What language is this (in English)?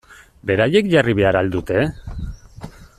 Basque